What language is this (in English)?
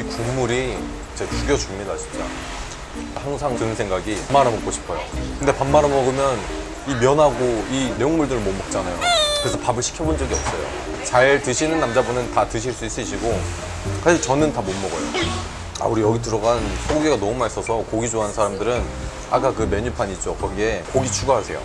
Korean